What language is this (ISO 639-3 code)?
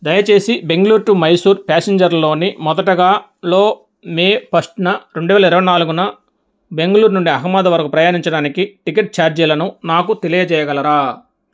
tel